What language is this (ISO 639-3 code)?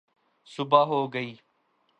urd